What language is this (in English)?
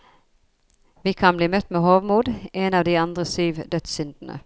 Norwegian